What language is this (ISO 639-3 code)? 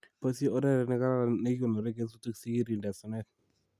kln